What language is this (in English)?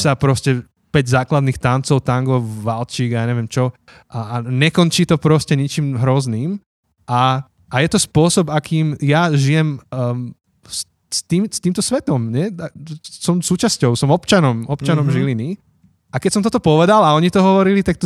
Slovak